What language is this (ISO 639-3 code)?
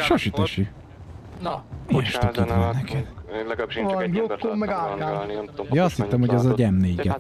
hun